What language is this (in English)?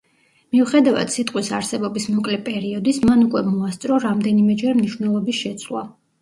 Georgian